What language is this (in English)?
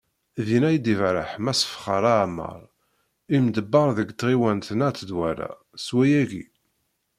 Kabyle